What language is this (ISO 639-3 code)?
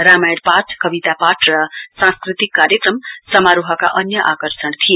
nep